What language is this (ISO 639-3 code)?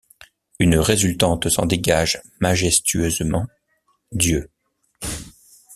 fra